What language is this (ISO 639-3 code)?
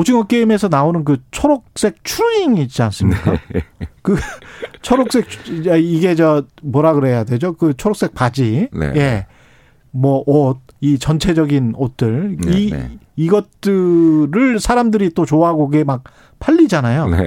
kor